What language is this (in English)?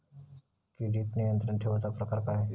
Marathi